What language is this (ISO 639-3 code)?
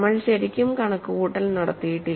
mal